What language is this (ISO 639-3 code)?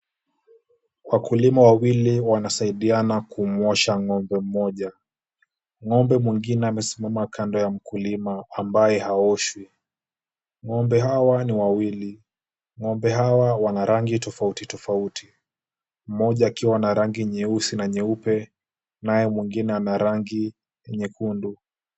swa